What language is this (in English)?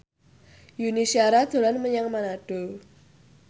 Javanese